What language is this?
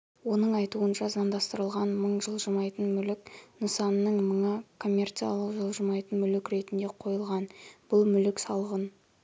Kazakh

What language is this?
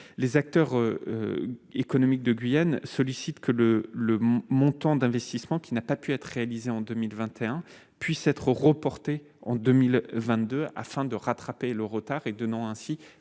French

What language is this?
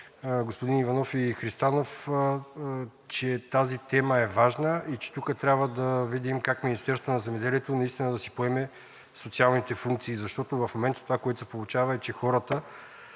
Bulgarian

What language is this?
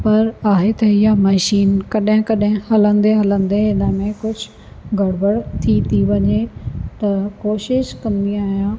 Sindhi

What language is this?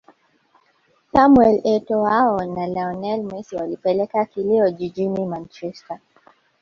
Swahili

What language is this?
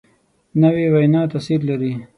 Pashto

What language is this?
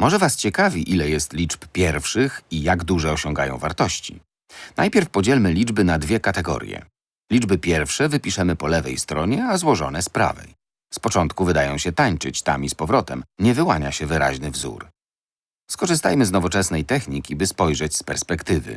Polish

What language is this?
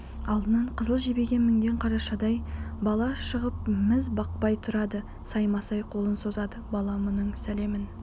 Kazakh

